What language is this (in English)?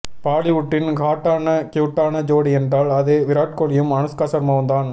Tamil